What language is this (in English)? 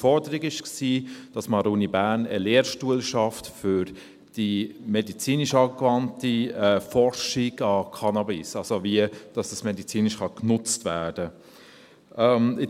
Swiss German